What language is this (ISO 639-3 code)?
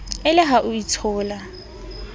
sot